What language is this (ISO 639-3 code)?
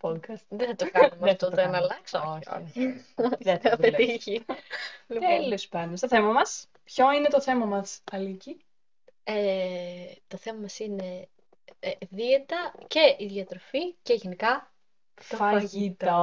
ell